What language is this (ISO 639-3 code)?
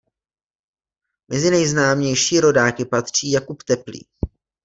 ces